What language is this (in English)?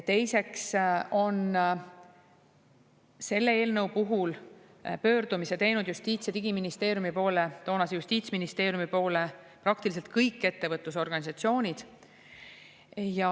Estonian